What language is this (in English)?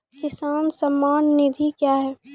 Maithili